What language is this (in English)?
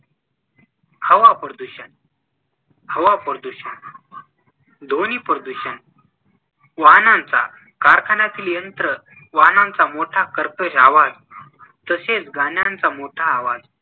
Marathi